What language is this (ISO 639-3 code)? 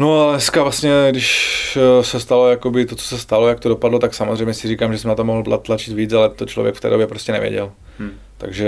ces